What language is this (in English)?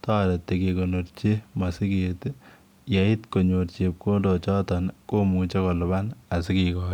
Kalenjin